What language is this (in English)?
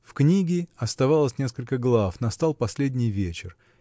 Russian